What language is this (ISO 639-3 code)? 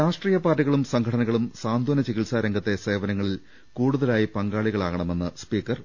mal